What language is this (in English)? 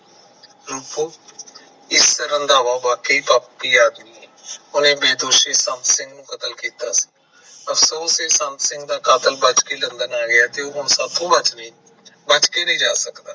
Punjabi